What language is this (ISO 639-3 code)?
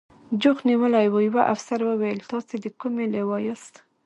pus